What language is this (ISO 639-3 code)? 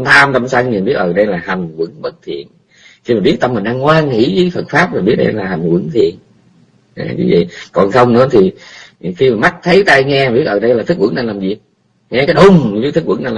vie